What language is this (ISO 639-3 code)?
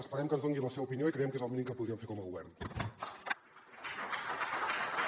cat